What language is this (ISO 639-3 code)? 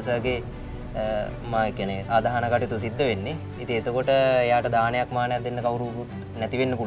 ind